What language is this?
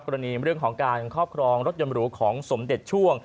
Thai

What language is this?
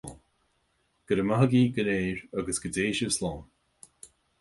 Irish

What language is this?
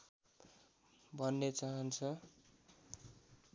Nepali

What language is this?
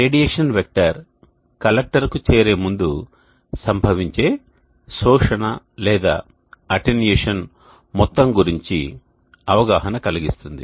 Telugu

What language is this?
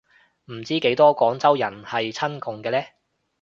Cantonese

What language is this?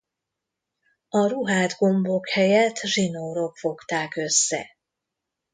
Hungarian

